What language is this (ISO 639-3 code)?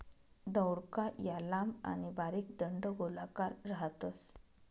mar